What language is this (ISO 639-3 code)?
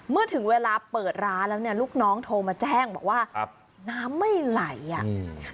tha